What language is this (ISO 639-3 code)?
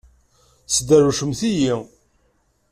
kab